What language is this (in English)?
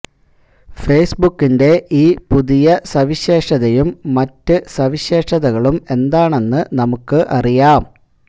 Malayalam